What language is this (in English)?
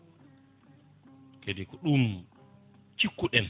Fula